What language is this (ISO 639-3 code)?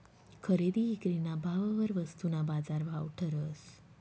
mar